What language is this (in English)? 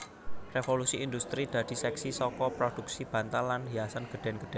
Javanese